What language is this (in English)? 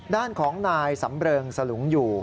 Thai